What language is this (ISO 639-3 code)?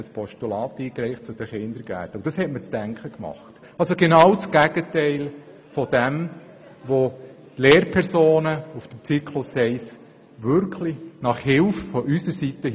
gsw